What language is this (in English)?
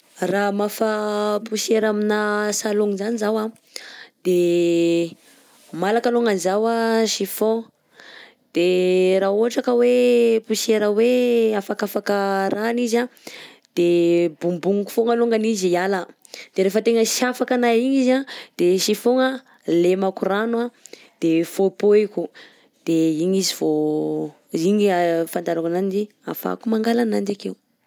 Southern Betsimisaraka Malagasy